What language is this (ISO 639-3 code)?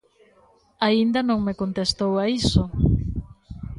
glg